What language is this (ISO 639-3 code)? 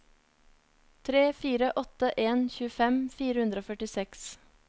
nor